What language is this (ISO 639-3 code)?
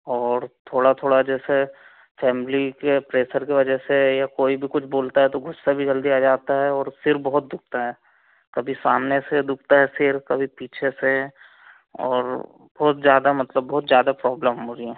hin